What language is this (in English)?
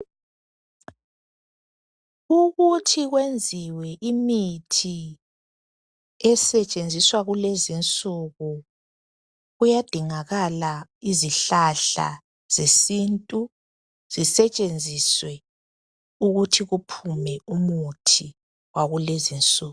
North Ndebele